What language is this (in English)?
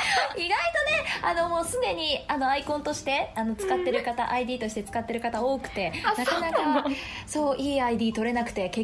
Japanese